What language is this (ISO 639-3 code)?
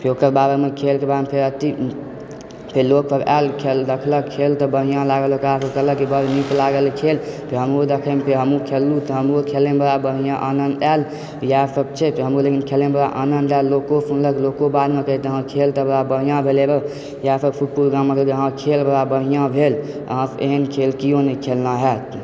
mai